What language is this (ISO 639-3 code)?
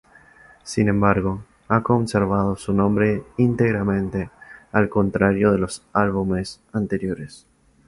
spa